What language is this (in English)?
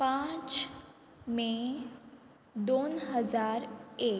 Konkani